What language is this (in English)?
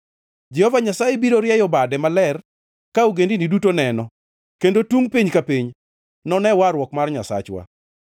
Luo (Kenya and Tanzania)